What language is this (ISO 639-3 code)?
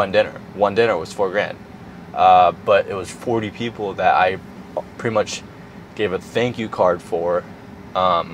eng